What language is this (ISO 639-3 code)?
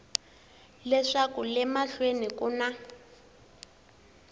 tso